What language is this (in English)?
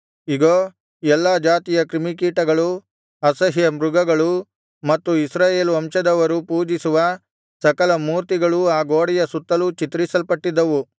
Kannada